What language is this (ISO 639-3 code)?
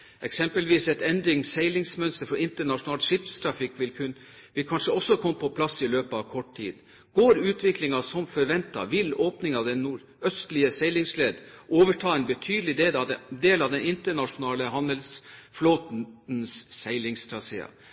nob